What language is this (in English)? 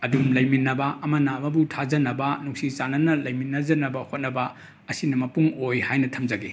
Manipuri